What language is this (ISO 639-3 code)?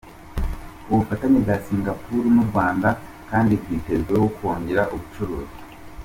kin